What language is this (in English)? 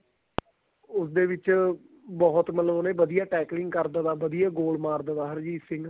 Punjabi